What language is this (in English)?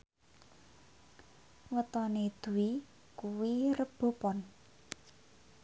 Javanese